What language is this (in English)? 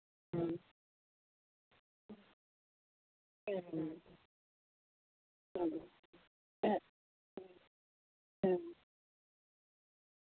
Santali